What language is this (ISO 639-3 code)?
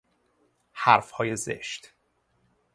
fas